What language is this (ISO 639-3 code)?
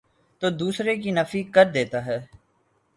urd